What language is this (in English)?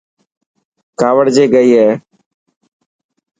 Dhatki